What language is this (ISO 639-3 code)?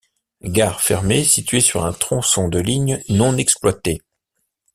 fra